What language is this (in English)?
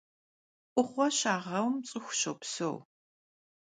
Kabardian